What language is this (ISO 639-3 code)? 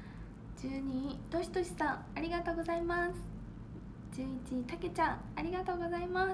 jpn